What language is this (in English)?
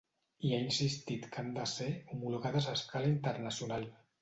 Catalan